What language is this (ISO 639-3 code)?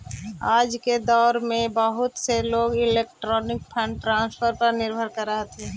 mag